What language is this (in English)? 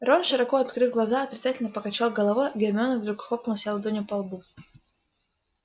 Russian